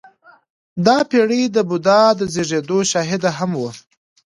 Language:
Pashto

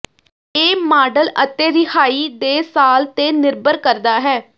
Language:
Punjabi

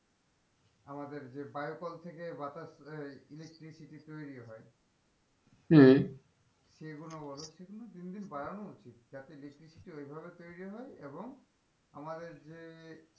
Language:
Bangla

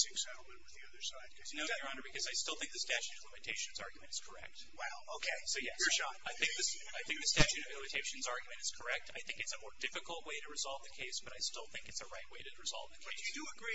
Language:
English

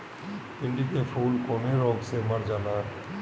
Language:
Bhojpuri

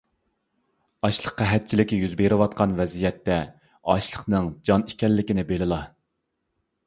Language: Uyghur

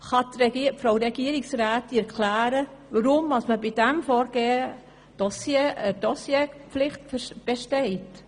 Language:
Swiss German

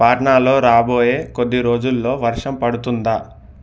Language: Telugu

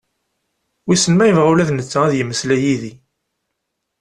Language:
Kabyle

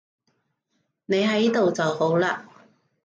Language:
Cantonese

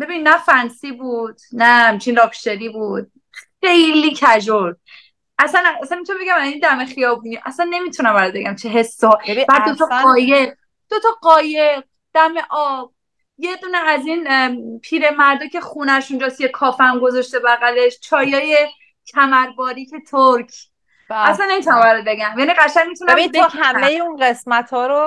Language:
Persian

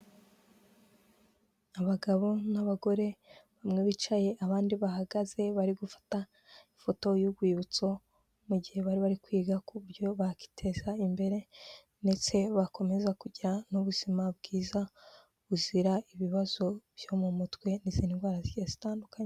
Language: Kinyarwanda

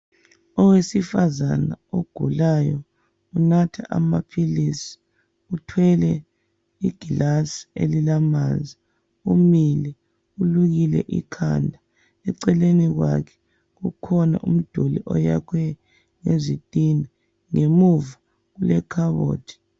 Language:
North Ndebele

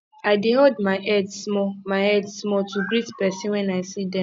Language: Nigerian Pidgin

